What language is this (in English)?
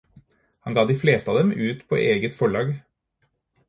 Norwegian Bokmål